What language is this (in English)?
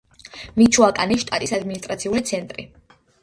Georgian